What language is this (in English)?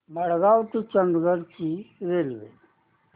Marathi